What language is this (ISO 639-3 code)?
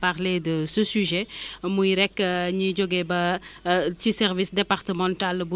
wol